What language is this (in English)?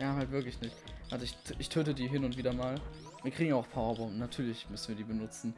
German